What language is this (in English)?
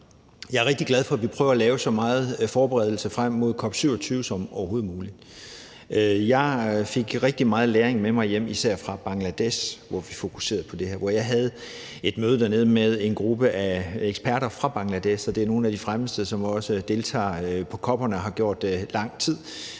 Danish